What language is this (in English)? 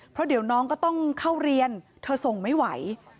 Thai